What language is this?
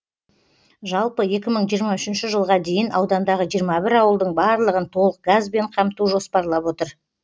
Kazakh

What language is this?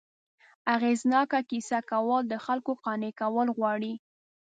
Pashto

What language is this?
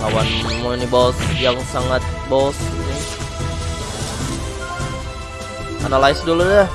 Indonesian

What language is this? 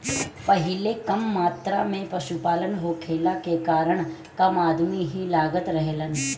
Bhojpuri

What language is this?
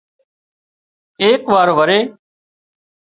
Wadiyara Koli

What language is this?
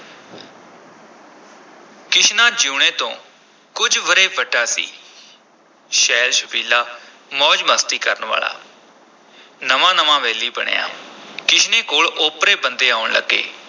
Punjabi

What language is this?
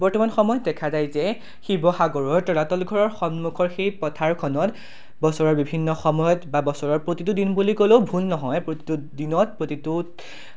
Assamese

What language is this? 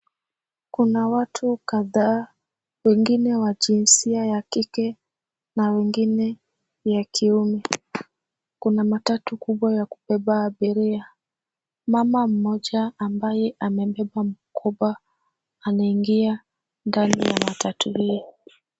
Swahili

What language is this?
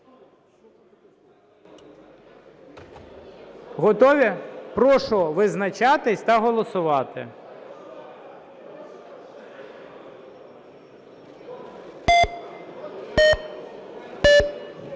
Ukrainian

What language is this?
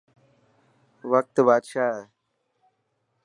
Dhatki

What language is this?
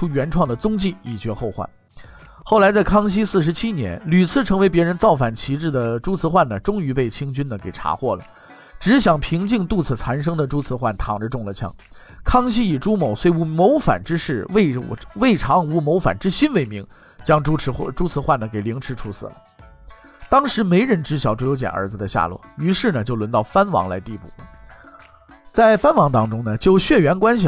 Chinese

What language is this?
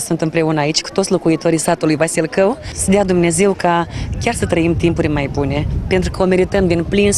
Romanian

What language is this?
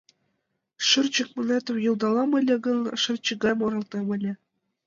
Mari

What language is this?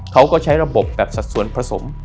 Thai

